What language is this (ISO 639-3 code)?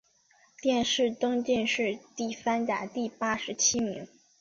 zho